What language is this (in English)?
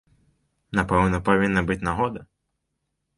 Belarusian